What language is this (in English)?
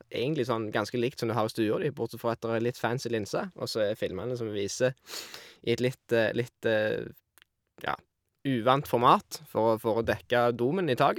Norwegian